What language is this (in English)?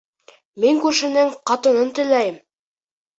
Bashkir